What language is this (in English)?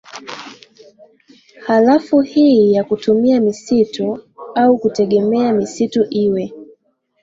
Swahili